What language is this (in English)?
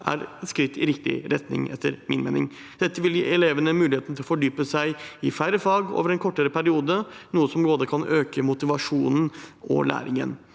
Norwegian